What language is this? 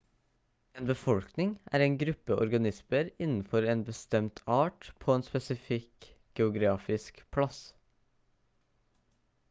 Norwegian Bokmål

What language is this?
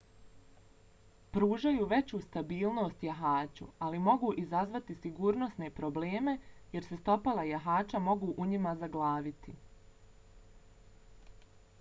Bosnian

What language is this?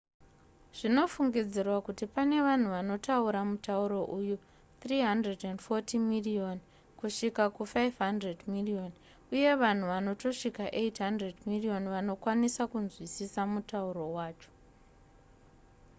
Shona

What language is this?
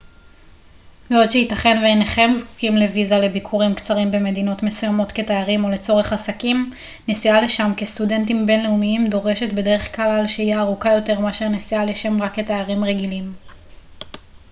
Hebrew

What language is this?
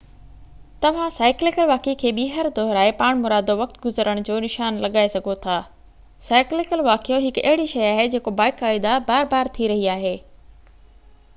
Sindhi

